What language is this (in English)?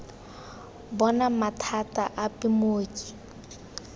Tswana